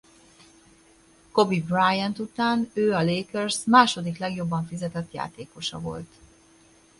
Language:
Hungarian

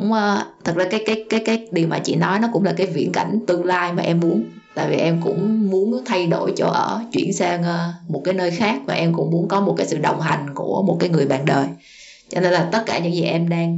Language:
Vietnamese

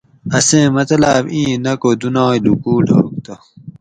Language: Gawri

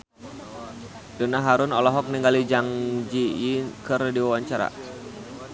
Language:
Sundanese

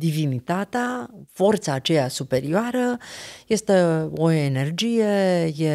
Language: Romanian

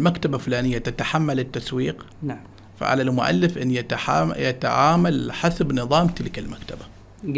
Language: Arabic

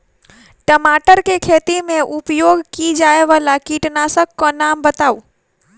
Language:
Maithili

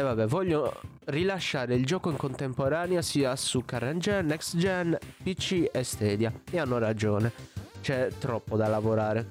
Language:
Italian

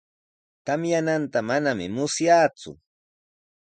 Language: Sihuas Ancash Quechua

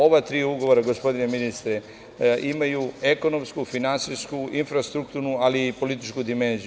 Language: Serbian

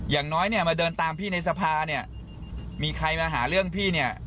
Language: Thai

